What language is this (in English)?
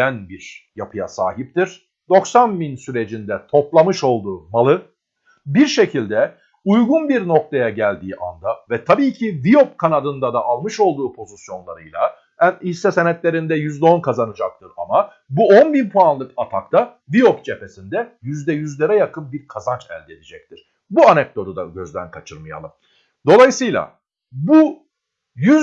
Turkish